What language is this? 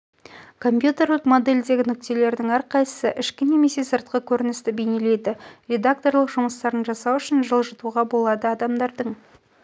Kazakh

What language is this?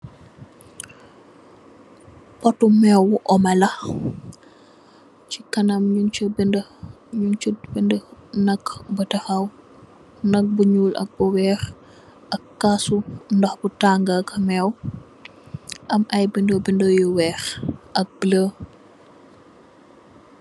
Wolof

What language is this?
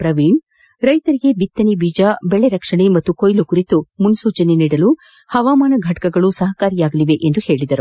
Kannada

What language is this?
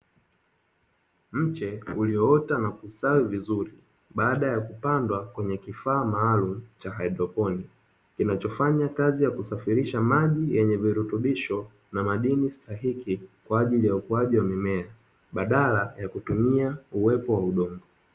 Swahili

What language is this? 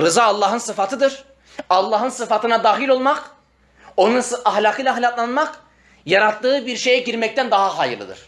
Turkish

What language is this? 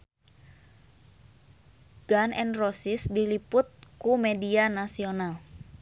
Sundanese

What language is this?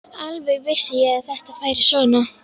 Icelandic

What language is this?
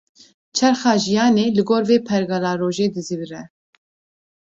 Kurdish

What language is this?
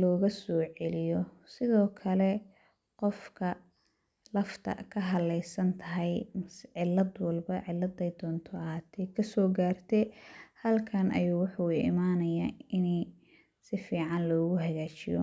Somali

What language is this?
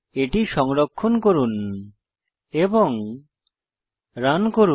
Bangla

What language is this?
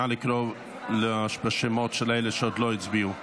Hebrew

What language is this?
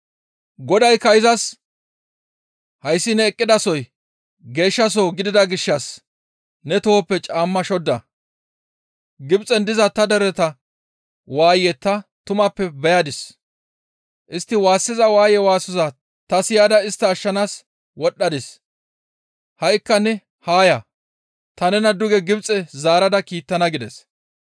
Gamo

